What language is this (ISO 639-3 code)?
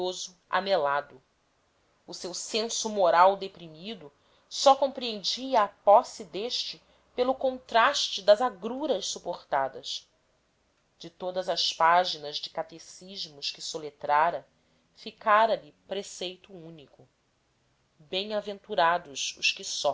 por